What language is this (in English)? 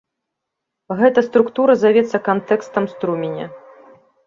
Belarusian